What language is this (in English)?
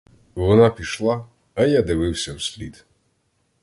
Ukrainian